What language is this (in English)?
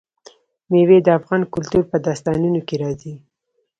Pashto